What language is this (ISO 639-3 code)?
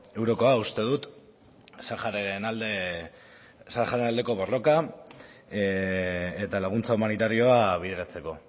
eus